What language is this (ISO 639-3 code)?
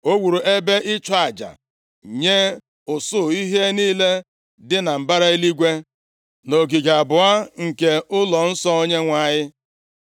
ibo